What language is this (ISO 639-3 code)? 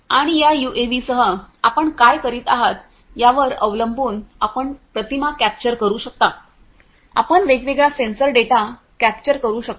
mar